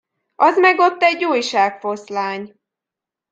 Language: Hungarian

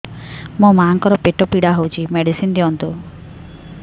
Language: Odia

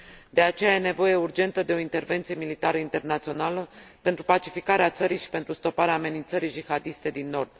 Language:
Romanian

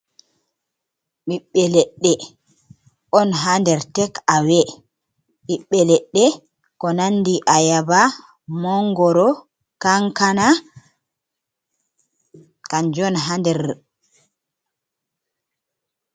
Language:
Fula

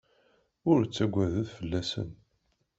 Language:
Kabyle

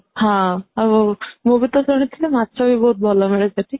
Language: Odia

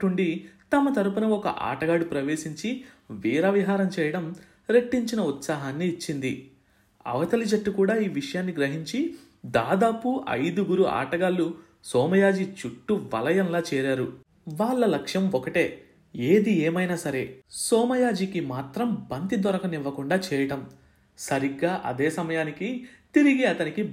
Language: Telugu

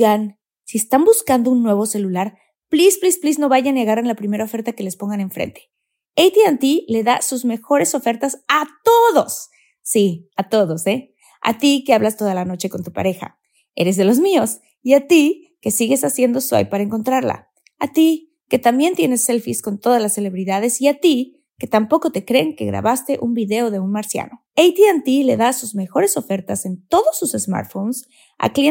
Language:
Spanish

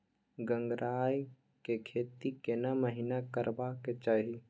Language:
Maithili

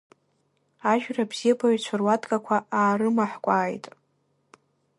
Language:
Abkhazian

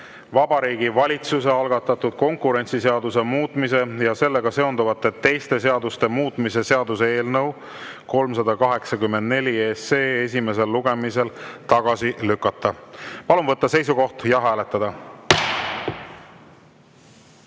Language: Estonian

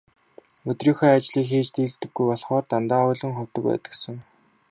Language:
Mongolian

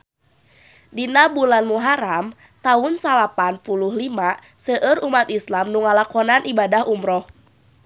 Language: Sundanese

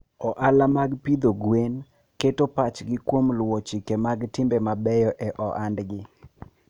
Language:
Luo (Kenya and Tanzania)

